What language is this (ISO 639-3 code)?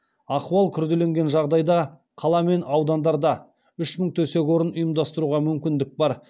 kaz